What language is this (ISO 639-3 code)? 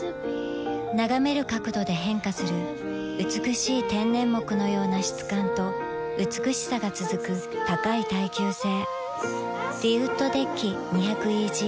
jpn